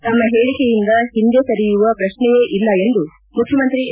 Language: Kannada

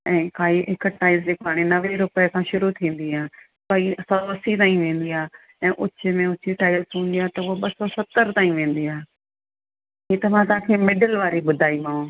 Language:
Sindhi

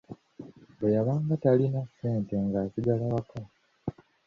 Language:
Ganda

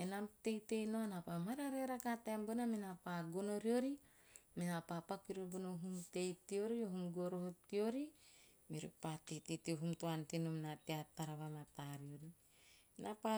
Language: Teop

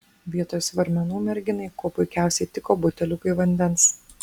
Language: Lithuanian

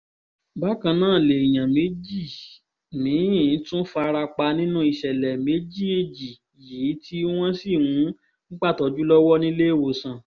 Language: Yoruba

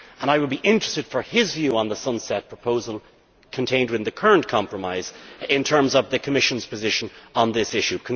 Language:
English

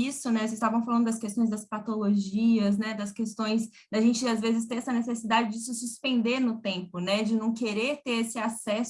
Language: Portuguese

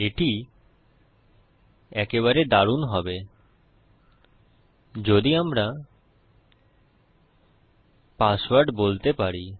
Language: Bangla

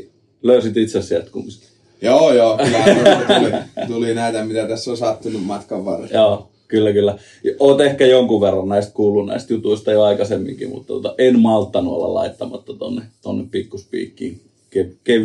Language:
Finnish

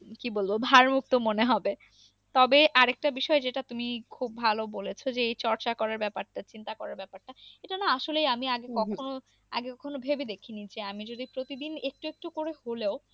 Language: Bangla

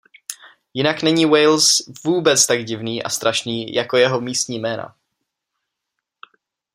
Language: Czech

